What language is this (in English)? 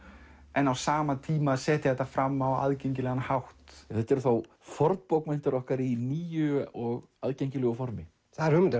Icelandic